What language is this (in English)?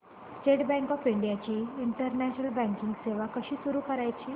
Marathi